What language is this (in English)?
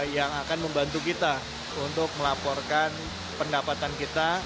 Indonesian